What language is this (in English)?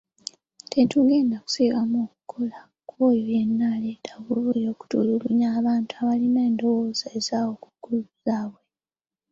Ganda